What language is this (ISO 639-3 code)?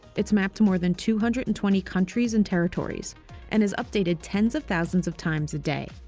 eng